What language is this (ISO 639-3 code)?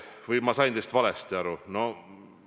est